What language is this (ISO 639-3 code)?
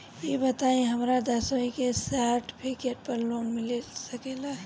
bho